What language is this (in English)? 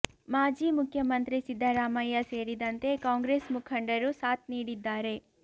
Kannada